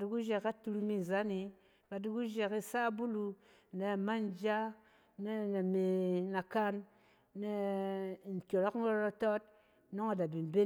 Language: Cen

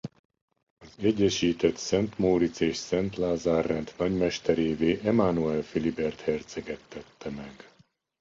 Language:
Hungarian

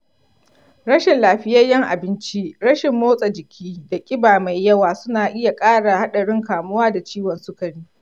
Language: Hausa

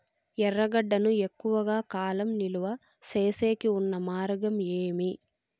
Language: Telugu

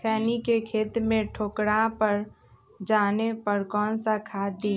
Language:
Magahi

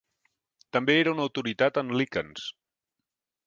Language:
Catalan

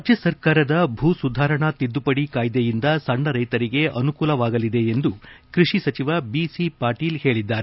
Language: Kannada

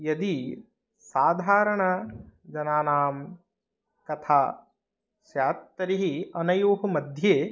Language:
Sanskrit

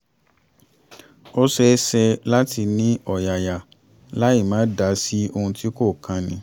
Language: Yoruba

